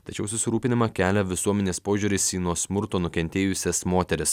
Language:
Lithuanian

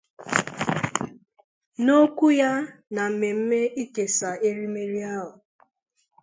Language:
Igbo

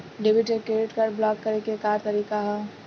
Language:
Bhojpuri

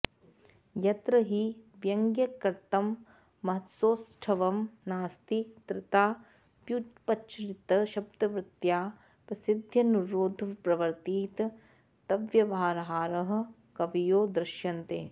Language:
Sanskrit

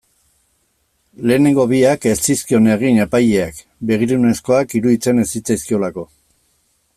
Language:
Basque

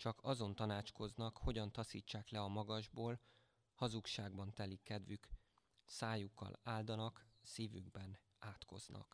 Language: Hungarian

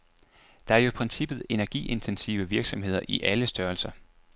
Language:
Danish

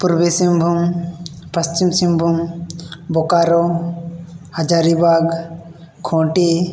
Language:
Santali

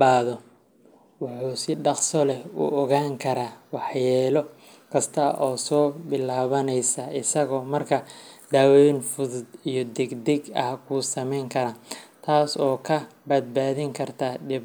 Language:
Somali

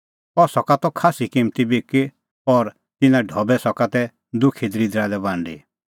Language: Kullu Pahari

